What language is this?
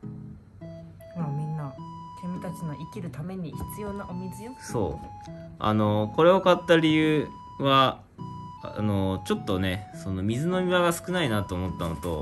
Japanese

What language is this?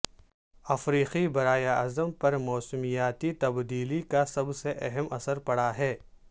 Urdu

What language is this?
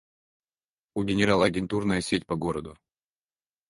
Russian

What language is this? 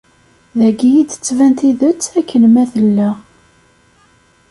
Kabyle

